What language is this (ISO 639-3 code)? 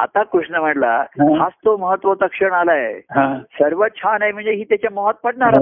mar